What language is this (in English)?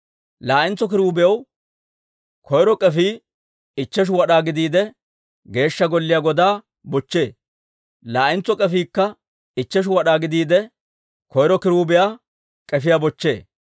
Dawro